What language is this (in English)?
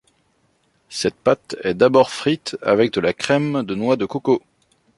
French